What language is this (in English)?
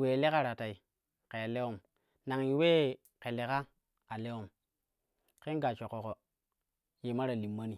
Kushi